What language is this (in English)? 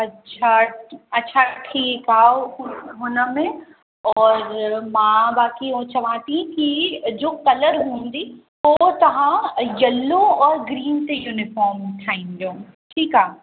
Sindhi